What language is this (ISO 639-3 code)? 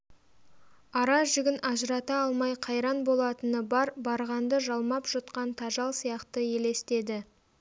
kaz